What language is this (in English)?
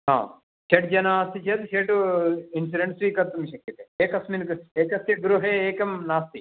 Sanskrit